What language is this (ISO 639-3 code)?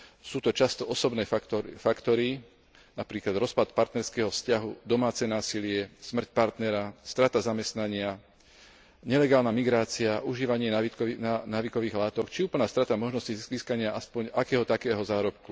slk